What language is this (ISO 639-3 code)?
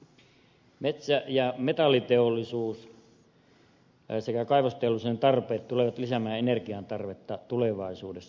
fin